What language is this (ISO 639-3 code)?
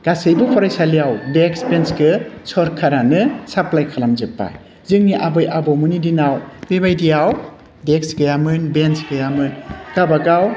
brx